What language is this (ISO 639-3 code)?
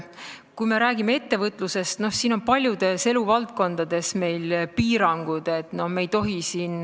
est